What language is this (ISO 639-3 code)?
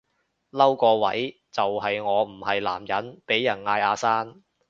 yue